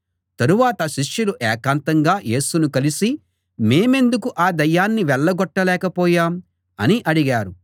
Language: Telugu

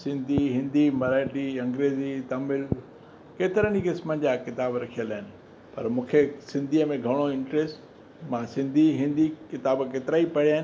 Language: Sindhi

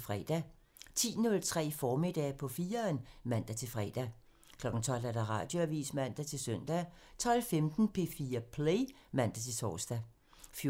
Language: Danish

